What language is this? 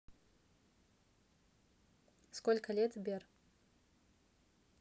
Russian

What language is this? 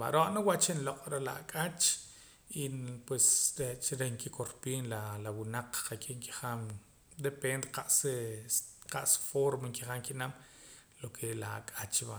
Poqomam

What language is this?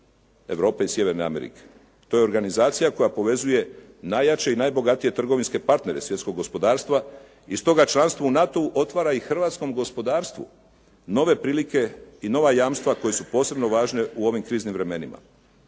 Croatian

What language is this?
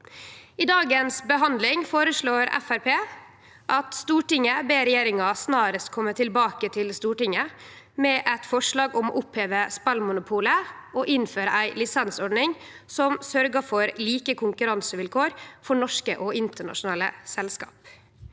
Norwegian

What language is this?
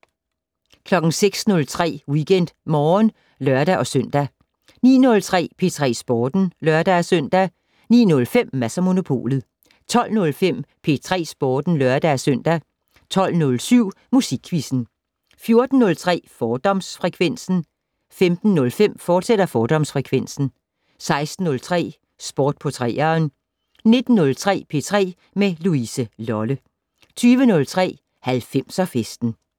Danish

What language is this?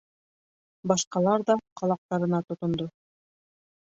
Bashkir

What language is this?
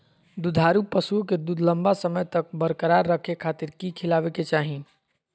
Magahi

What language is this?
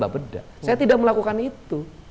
Indonesian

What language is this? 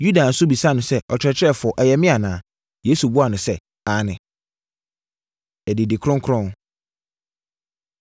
Akan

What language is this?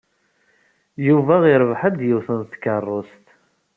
Kabyle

